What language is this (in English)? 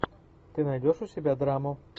Russian